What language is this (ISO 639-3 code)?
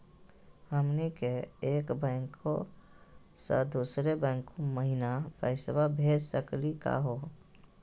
mag